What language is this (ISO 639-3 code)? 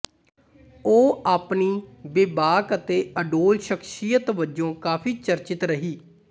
pan